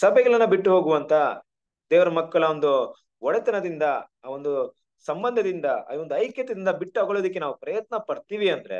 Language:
Kannada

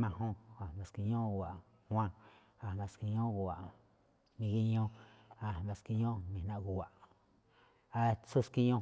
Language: Malinaltepec Me'phaa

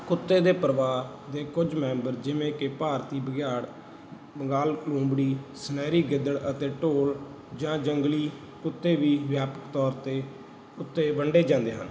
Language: Punjabi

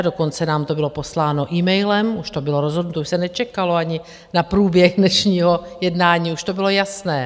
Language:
Czech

